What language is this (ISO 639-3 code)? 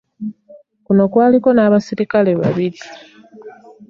lug